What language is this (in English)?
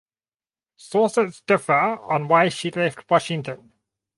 English